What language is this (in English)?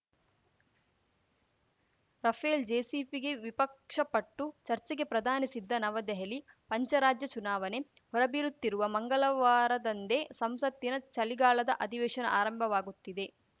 Kannada